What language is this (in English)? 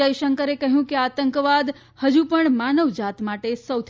Gujarati